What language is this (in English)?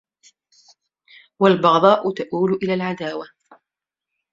Arabic